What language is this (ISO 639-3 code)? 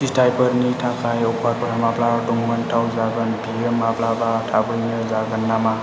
brx